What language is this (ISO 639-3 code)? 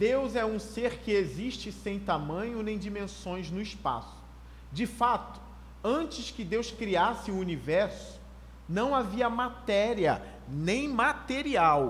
por